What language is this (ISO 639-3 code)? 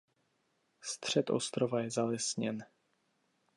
ces